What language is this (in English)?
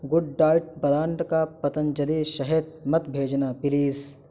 Urdu